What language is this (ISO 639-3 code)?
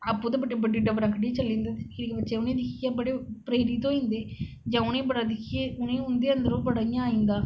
doi